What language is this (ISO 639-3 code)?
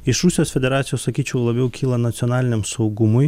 lit